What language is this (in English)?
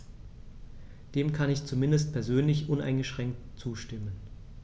German